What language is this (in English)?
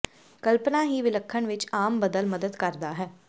Punjabi